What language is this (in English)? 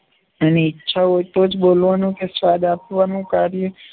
Gujarati